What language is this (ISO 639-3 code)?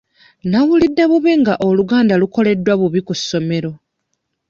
lug